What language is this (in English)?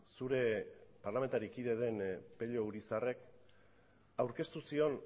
Basque